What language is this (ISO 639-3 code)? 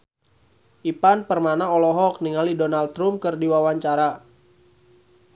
sun